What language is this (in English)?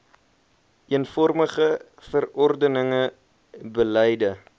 Afrikaans